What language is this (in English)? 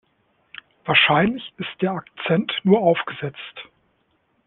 German